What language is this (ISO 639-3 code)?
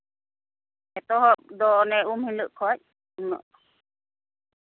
sat